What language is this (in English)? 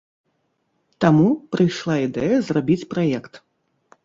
Belarusian